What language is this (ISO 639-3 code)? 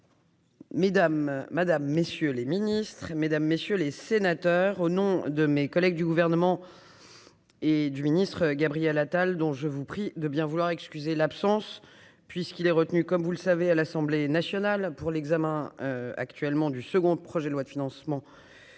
fra